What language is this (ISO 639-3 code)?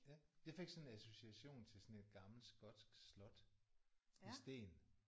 dan